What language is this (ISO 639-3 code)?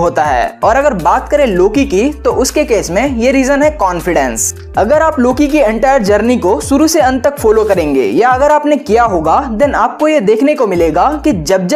hin